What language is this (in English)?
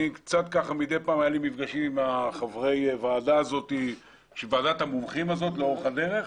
Hebrew